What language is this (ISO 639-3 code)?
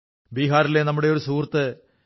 mal